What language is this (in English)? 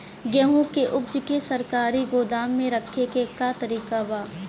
Bhojpuri